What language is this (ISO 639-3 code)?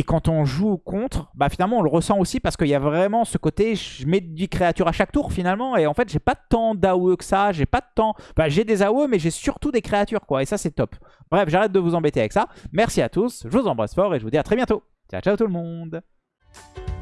fra